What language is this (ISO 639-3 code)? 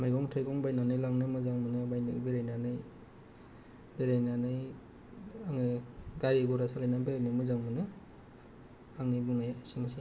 brx